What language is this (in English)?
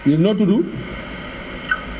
Wolof